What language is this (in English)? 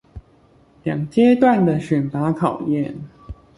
Chinese